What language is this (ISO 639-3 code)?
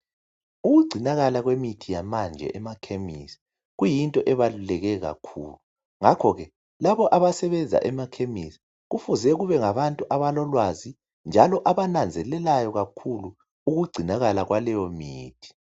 nde